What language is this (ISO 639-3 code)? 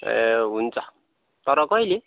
nep